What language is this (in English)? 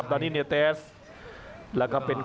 Thai